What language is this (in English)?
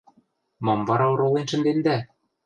Western Mari